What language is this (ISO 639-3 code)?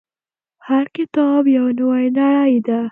pus